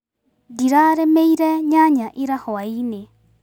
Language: Kikuyu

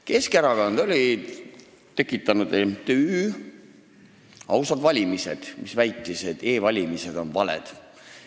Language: Estonian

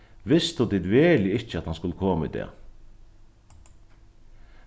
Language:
Faroese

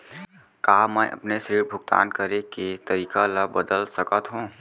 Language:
Chhattisgarhi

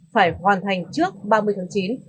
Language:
Vietnamese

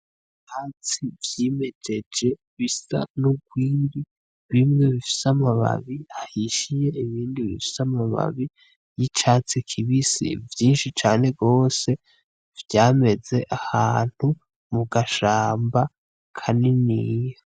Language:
Rundi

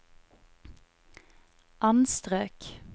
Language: Norwegian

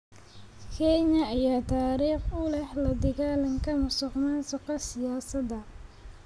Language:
Somali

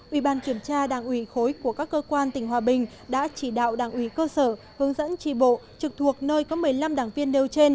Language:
Vietnamese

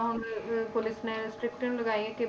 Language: Punjabi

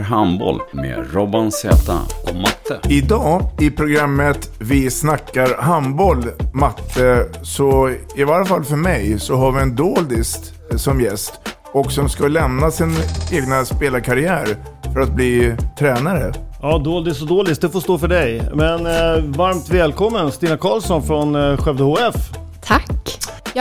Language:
Swedish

